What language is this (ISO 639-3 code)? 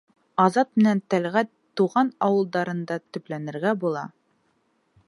bak